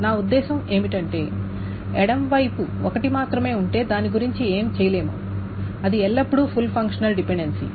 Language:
Telugu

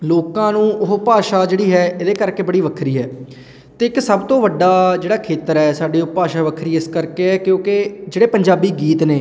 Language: Punjabi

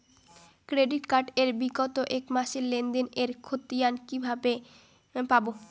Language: Bangla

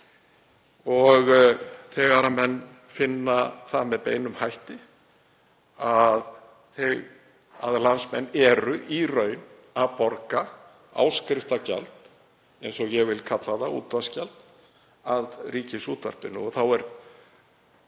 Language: Icelandic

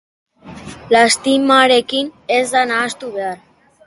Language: Basque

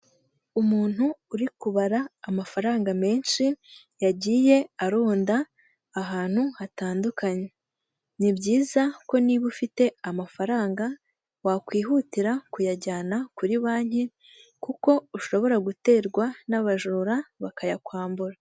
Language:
Kinyarwanda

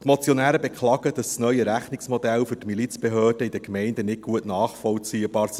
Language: Swiss German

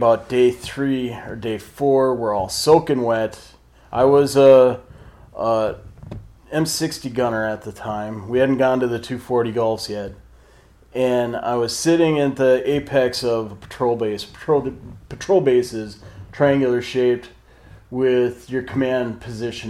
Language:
English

